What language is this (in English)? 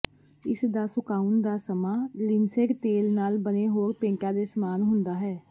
Punjabi